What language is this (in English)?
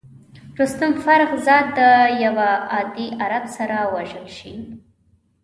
Pashto